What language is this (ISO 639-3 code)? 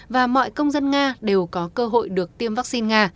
vie